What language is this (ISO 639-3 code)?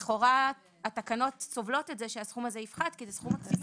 heb